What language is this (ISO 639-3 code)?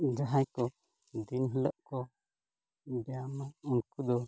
sat